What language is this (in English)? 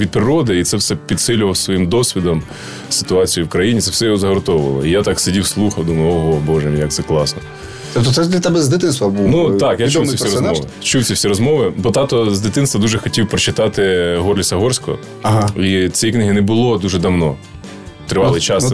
Ukrainian